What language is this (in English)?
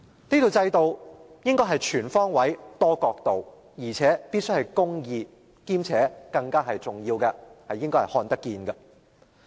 Cantonese